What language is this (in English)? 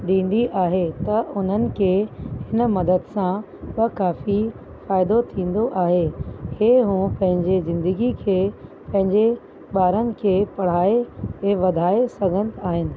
Sindhi